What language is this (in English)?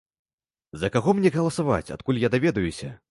Belarusian